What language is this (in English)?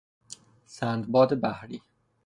Persian